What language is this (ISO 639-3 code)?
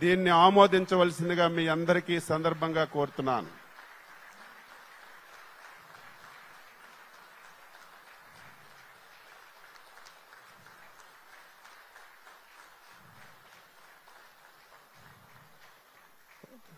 tel